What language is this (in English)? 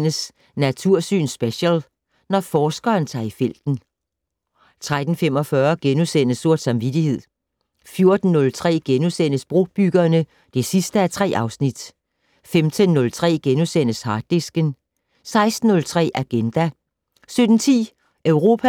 Danish